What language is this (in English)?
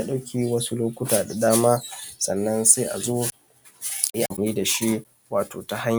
Hausa